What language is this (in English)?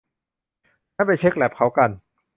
Thai